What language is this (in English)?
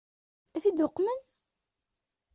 Kabyle